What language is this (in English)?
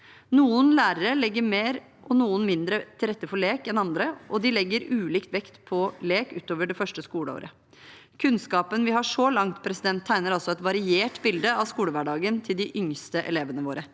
Norwegian